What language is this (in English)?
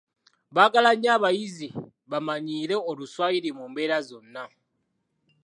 Ganda